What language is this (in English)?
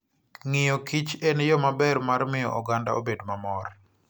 Luo (Kenya and Tanzania)